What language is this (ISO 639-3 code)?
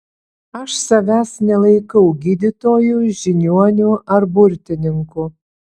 lit